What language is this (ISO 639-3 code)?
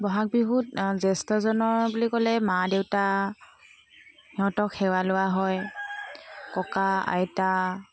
asm